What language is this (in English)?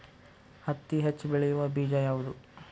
Kannada